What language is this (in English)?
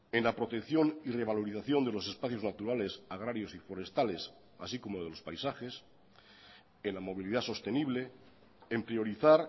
Spanish